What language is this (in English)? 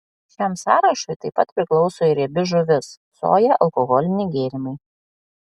Lithuanian